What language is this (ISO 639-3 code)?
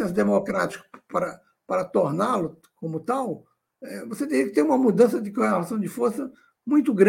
por